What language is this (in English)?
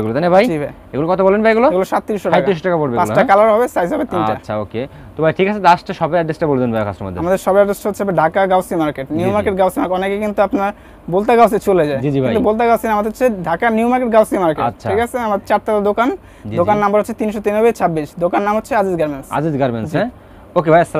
Bangla